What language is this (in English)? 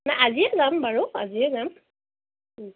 Assamese